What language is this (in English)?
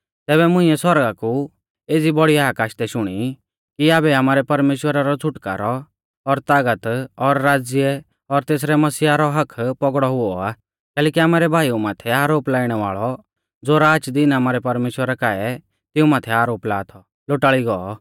Mahasu Pahari